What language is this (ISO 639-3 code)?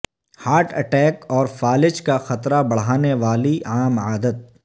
urd